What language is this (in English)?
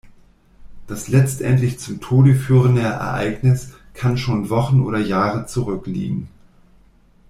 German